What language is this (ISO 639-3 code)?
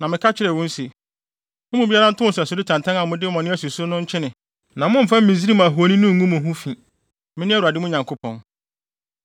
aka